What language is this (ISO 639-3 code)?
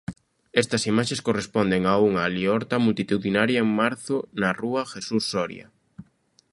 glg